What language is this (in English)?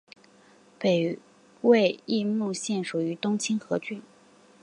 Chinese